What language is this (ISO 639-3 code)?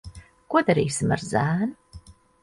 lav